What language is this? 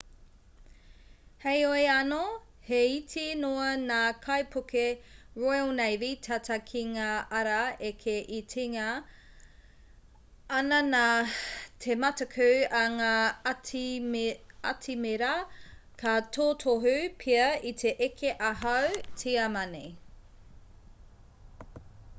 Māori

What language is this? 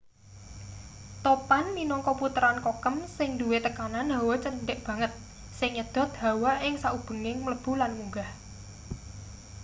Javanese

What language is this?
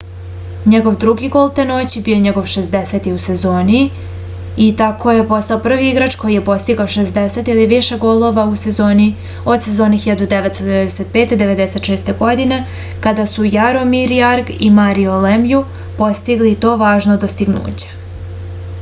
Serbian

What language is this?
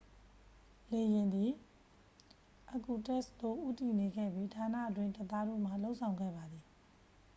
Burmese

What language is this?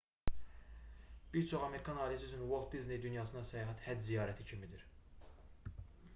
Azerbaijani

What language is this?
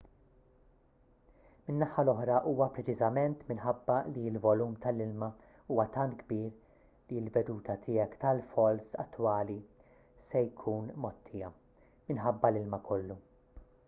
Maltese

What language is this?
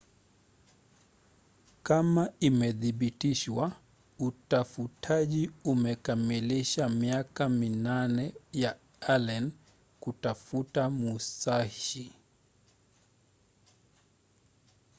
Swahili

